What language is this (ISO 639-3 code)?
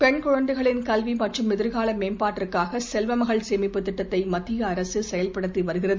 tam